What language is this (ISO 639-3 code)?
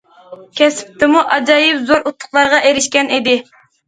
uig